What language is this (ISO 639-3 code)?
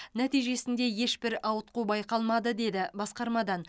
kaz